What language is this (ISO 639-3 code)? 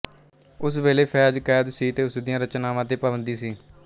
pan